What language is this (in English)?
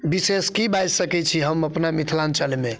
Maithili